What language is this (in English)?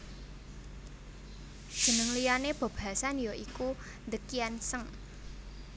Javanese